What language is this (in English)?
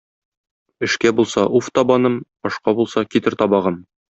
Tatar